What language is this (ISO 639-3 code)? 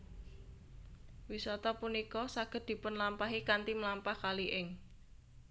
jav